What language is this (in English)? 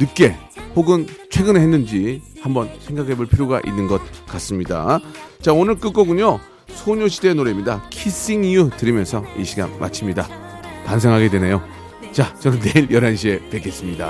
Korean